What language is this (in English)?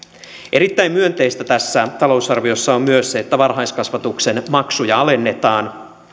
Finnish